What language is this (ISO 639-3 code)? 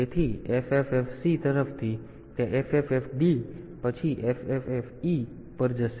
guj